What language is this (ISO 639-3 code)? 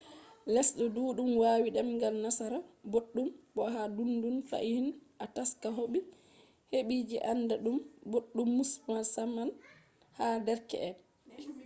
ful